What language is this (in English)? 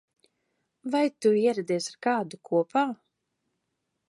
Latvian